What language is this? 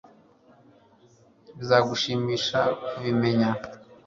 Kinyarwanda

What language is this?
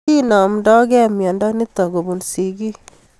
Kalenjin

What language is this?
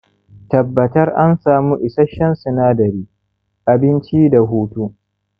Hausa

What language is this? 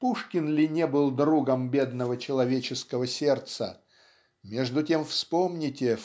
Russian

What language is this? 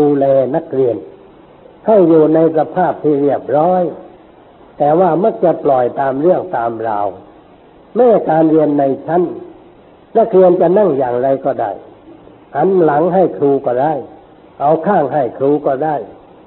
Thai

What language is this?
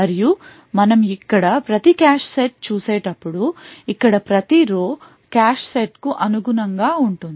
Telugu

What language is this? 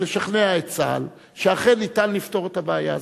Hebrew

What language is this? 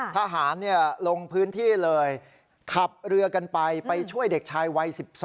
Thai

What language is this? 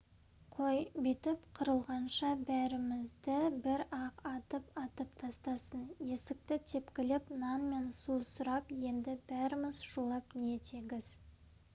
Kazakh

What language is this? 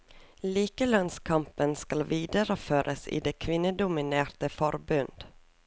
Norwegian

